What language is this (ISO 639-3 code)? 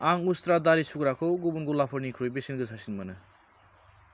brx